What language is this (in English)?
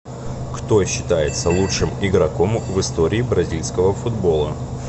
Russian